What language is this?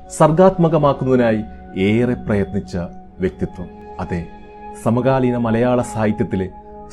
Malayalam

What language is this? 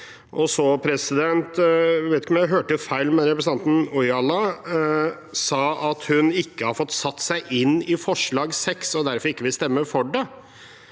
Norwegian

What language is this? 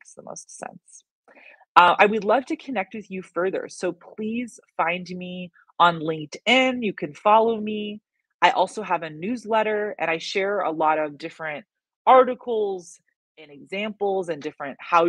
English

